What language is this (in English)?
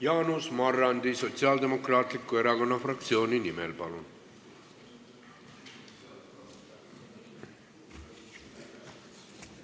Estonian